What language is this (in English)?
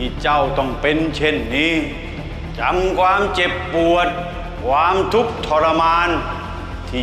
Thai